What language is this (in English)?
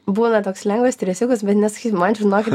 Lithuanian